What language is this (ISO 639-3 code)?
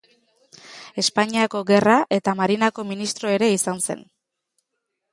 eus